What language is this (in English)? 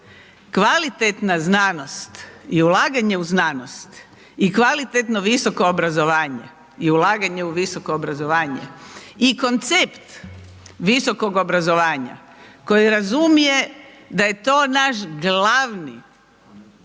Croatian